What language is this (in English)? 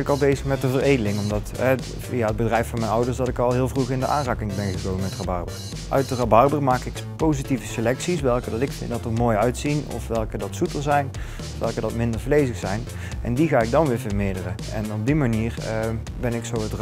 Dutch